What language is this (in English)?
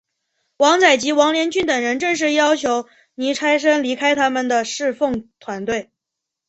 Chinese